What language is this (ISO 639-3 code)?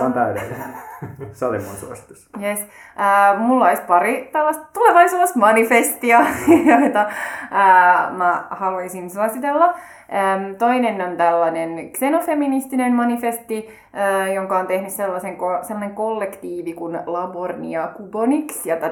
fin